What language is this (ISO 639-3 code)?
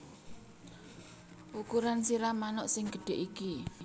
jav